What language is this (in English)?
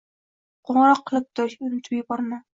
Uzbek